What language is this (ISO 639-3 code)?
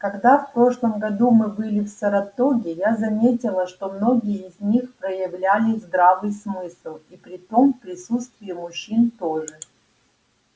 rus